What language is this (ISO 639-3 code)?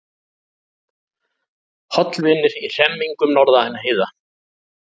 isl